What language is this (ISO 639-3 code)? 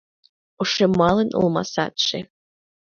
chm